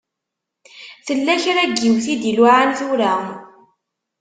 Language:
Kabyle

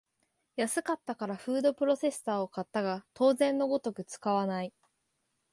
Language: Japanese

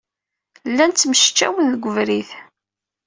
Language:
Kabyle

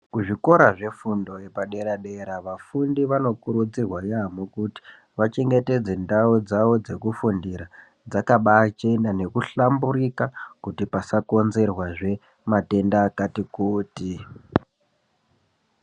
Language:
Ndau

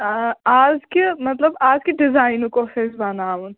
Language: Kashmiri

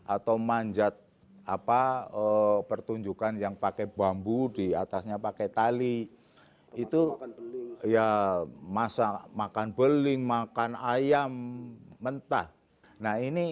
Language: Indonesian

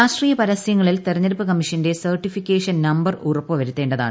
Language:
Malayalam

